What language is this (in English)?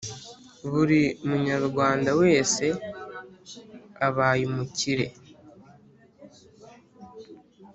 Kinyarwanda